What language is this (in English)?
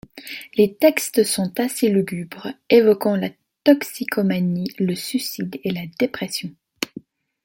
French